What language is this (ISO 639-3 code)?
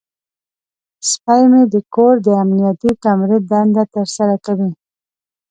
pus